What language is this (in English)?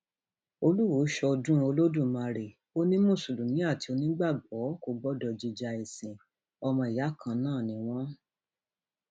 Yoruba